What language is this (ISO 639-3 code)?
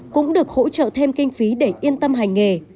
vie